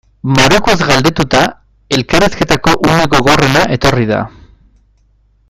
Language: Basque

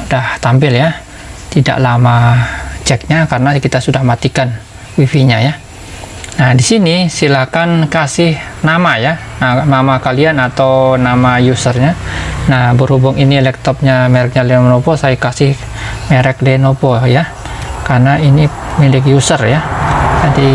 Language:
Indonesian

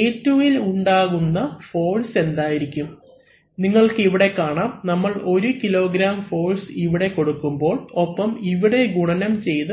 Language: Malayalam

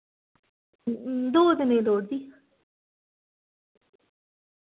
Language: Dogri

